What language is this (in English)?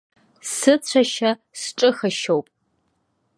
Abkhazian